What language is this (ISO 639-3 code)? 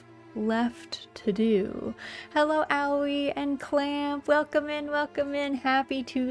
eng